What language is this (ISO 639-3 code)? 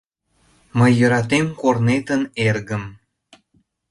chm